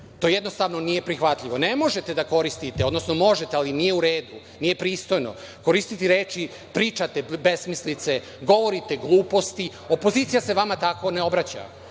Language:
Serbian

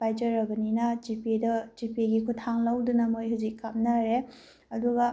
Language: Manipuri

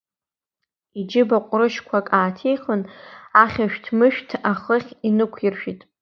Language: Abkhazian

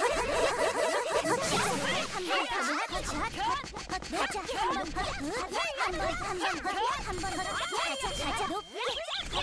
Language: Korean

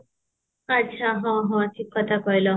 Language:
Odia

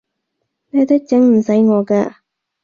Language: Cantonese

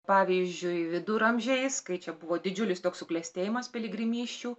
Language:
Lithuanian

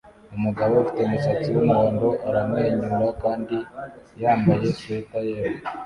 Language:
Kinyarwanda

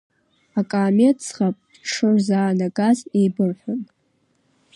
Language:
Abkhazian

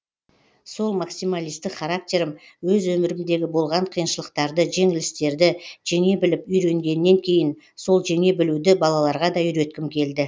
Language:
Kazakh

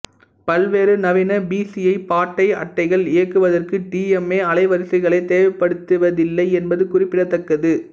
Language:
Tamil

